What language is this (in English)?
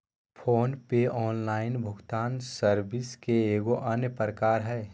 Magahi